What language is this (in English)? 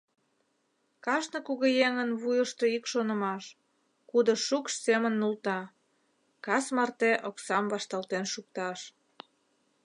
Mari